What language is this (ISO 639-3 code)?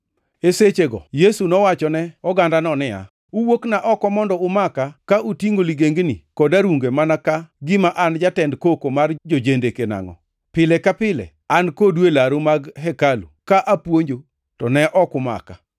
luo